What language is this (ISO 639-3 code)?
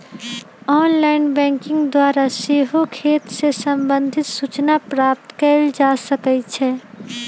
mag